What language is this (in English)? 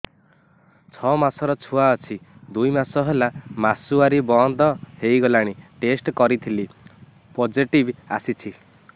Odia